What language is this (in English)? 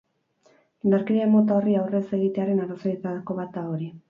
Basque